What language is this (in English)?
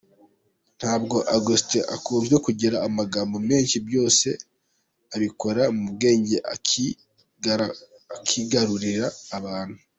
Kinyarwanda